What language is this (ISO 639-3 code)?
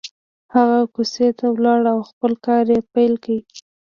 pus